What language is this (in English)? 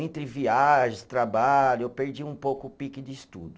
Portuguese